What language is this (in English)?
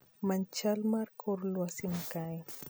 Luo (Kenya and Tanzania)